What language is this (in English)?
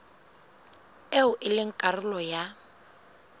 Southern Sotho